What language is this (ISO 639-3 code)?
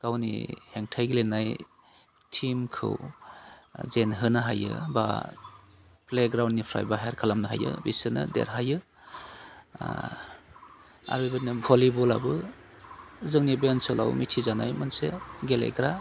brx